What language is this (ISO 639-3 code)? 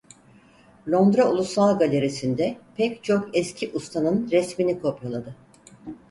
tur